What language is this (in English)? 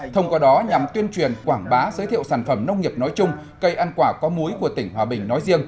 Vietnamese